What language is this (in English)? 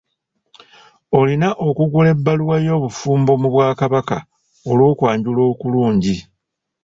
Ganda